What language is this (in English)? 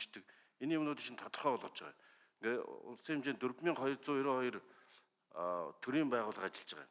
Korean